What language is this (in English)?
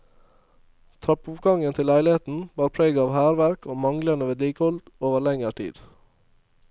Norwegian